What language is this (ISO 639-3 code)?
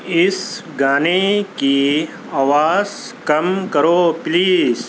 urd